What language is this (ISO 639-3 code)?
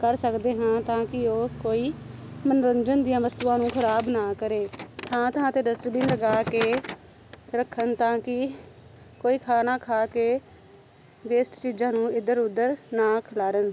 pan